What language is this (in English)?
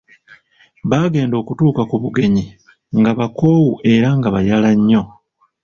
Ganda